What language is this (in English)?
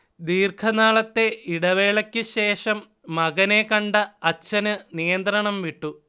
Malayalam